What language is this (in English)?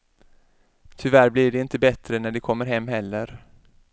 Swedish